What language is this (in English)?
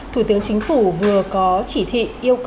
Vietnamese